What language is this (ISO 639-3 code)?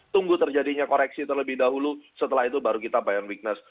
ind